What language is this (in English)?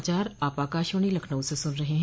Hindi